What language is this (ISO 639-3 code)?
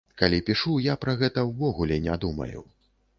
bel